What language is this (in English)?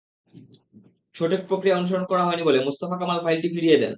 Bangla